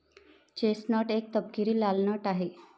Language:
Marathi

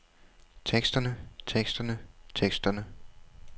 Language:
Danish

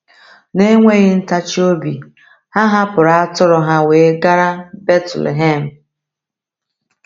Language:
Igbo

